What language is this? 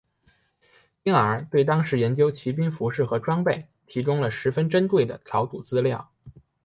Chinese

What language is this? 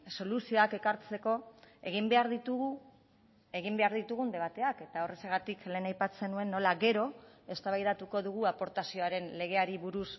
Basque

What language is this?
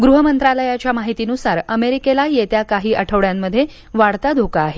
Marathi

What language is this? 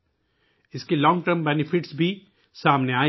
Urdu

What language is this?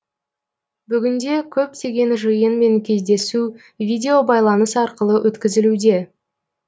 Kazakh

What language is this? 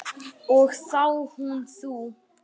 Icelandic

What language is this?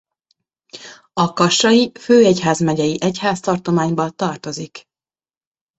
Hungarian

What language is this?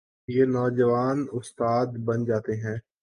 Urdu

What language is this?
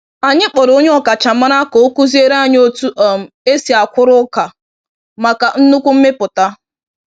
Igbo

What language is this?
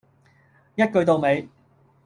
Cantonese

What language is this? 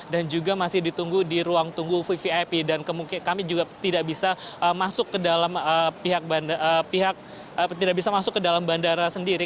Indonesian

